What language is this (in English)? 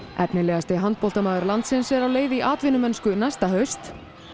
Icelandic